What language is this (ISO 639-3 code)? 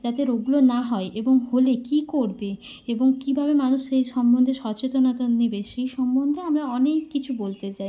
ben